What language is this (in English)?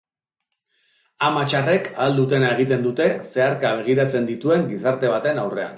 Basque